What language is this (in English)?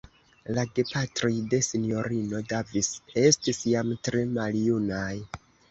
Esperanto